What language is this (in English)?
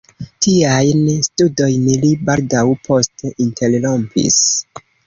Esperanto